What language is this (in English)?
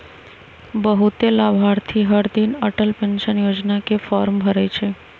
Magahi